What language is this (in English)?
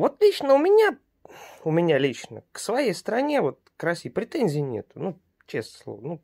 Russian